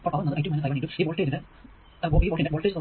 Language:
Malayalam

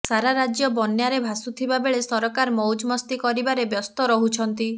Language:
Odia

